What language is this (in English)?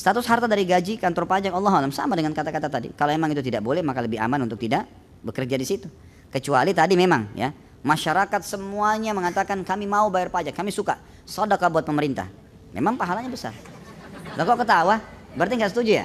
Indonesian